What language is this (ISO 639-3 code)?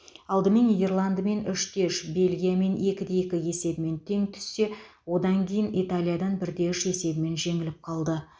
kaz